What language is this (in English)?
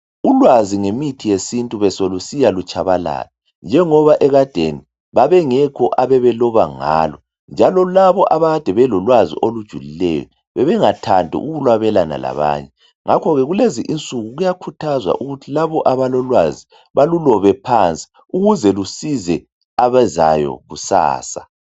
North Ndebele